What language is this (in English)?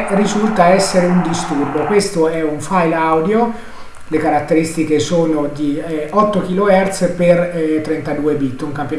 Italian